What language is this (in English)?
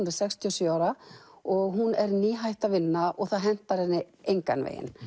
Icelandic